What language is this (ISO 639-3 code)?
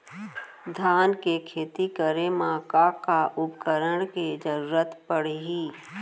hne